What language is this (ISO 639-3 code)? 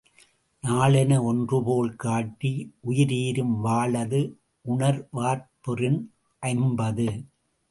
tam